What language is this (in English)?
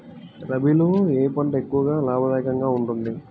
Telugu